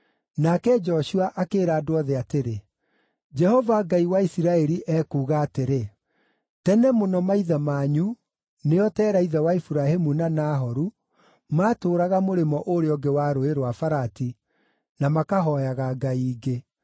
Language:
Kikuyu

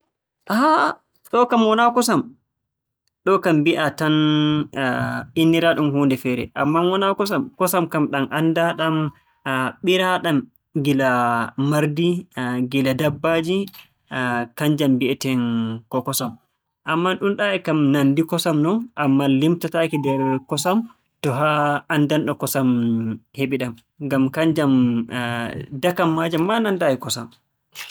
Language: Borgu Fulfulde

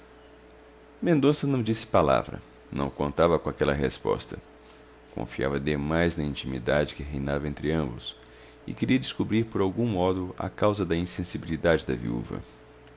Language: Portuguese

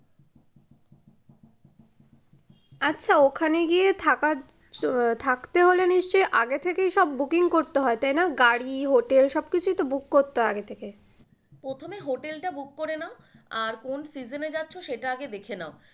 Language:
Bangla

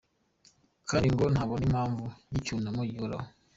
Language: Kinyarwanda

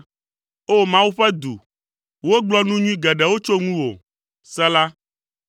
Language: Ewe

